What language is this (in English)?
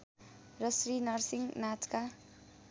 Nepali